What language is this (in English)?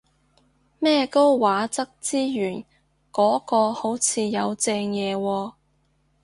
Cantonese